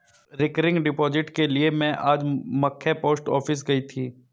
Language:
Hindi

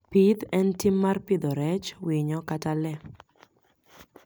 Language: Luo (Kenya and Tanzania)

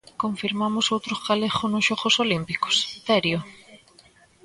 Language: Galician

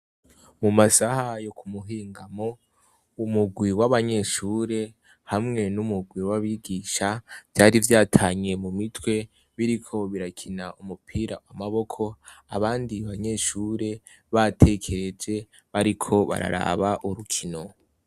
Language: Rundi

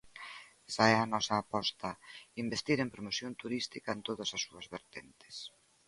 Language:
Galician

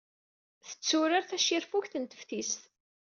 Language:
Kabyle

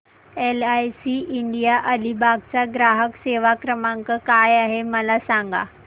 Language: Marathi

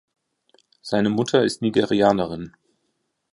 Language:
German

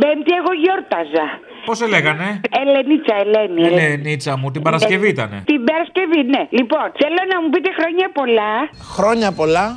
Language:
Greek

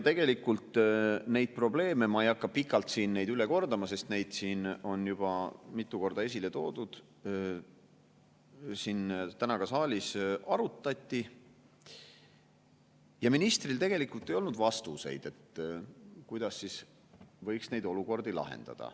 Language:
Estonian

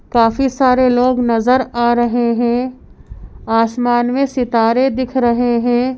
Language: Hindi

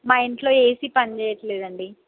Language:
Telugu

